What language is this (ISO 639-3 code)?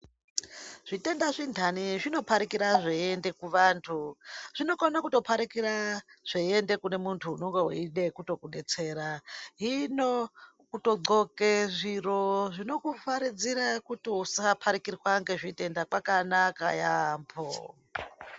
ndc